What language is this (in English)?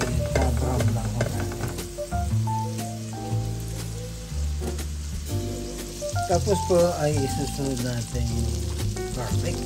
Filipino